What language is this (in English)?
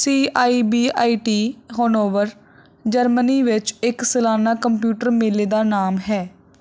Punjabi